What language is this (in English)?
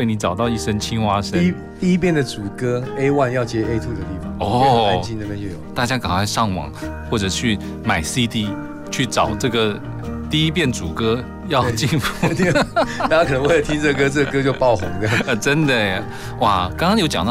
Chinese